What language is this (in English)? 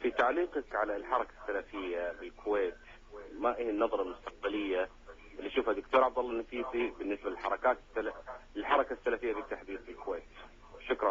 Arabic